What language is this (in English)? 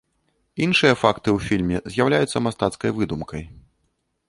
Belarusian